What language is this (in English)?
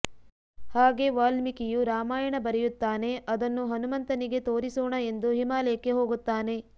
Kannada